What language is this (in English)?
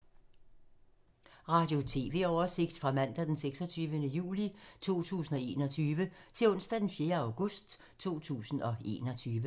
Danish